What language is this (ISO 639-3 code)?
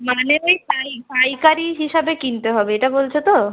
ben